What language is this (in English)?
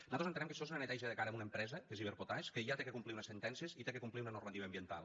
Catalan